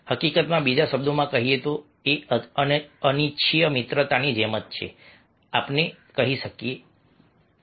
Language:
Gujarati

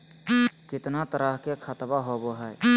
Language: Magahi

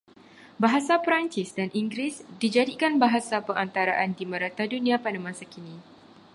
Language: Malay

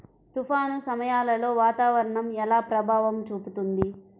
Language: Telugu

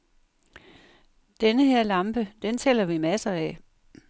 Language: Danish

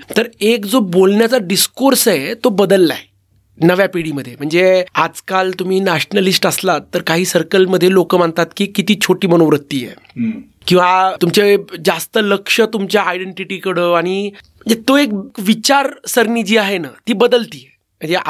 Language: Marathi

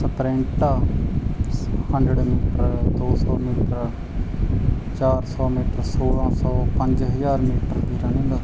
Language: Punjabi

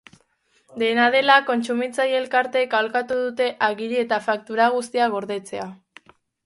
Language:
Basque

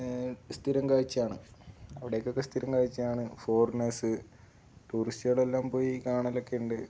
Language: Malayalam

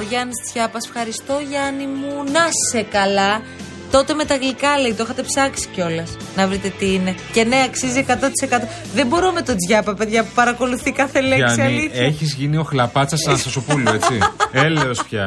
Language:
Greek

